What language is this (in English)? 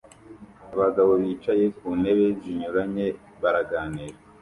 Kinyarwanda